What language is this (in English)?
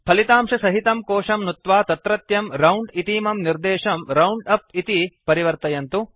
Sanskrit